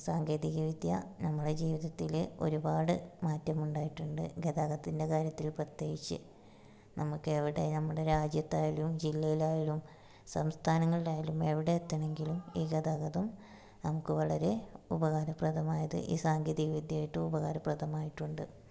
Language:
Malayalam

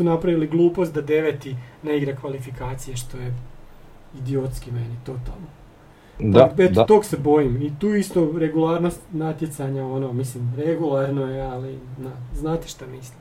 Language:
Croatian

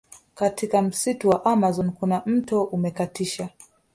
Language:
Swahili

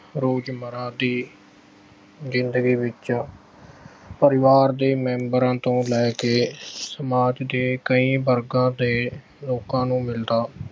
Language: Punjabi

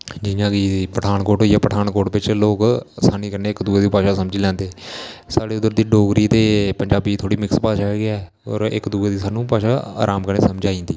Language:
Dogri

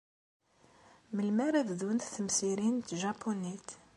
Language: Kabyle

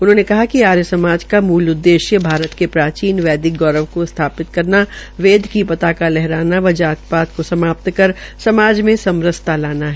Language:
Hindi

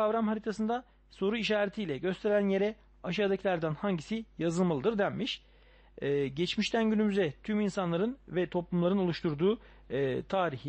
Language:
Turkish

